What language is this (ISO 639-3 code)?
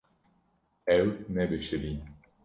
kur